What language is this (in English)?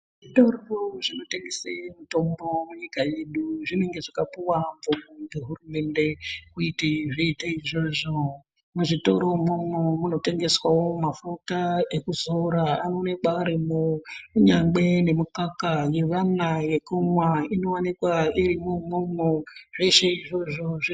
Ndau